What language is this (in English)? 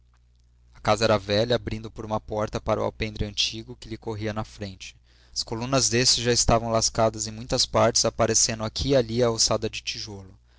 Portuguese